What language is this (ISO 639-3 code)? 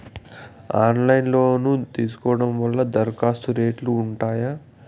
tel